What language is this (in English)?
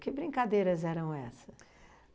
Portuguese